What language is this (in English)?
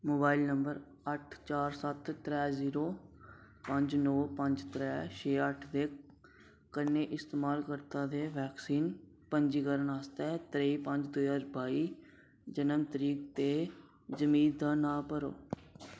Dogri